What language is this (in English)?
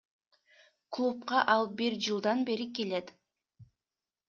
Kyrgyz